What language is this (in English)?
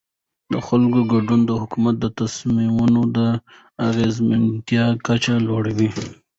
Pashto